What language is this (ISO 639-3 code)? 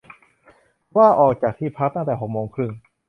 tha